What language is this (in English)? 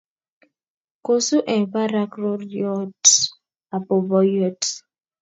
Kalenjin